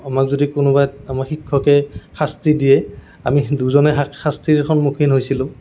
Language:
Assamese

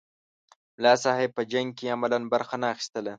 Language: Pashto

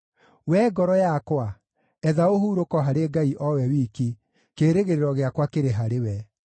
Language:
Kikuyu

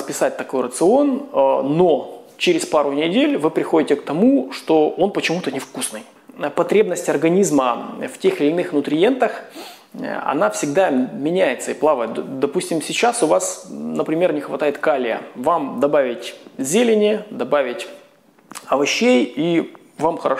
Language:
Russian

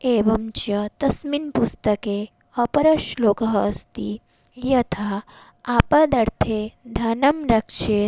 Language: Sanskrit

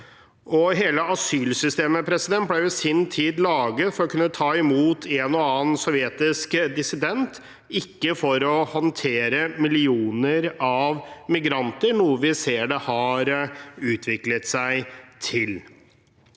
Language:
Norwegian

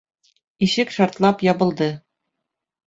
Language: Bashkir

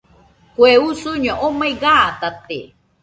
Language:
Nüpode Huitoto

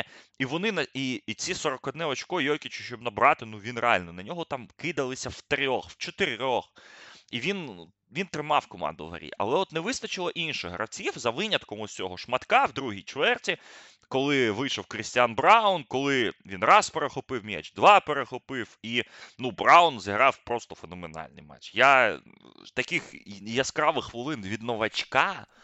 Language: Ukrainian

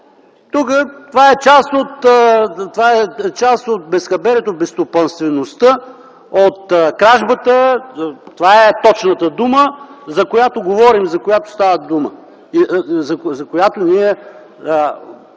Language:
Bulgarian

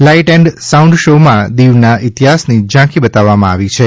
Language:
Gujarati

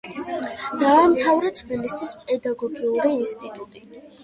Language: Georgian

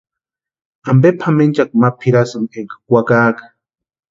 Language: Western Highland Purepecha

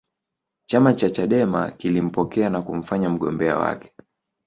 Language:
Swahili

